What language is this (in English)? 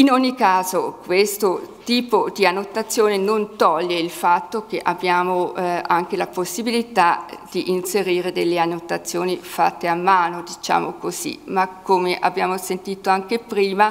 Italian